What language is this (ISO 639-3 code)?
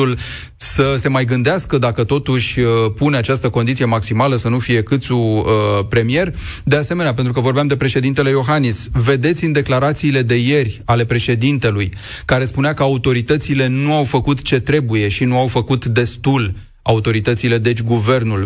ron